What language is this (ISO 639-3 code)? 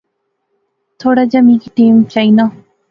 phr